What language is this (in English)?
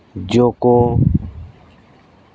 Santali